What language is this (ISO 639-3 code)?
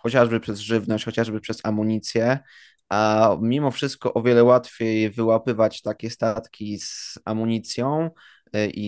pol